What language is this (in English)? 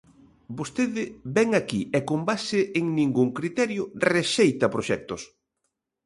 Galician